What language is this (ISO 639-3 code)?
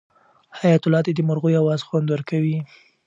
pus